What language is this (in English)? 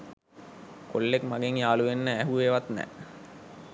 Sinhala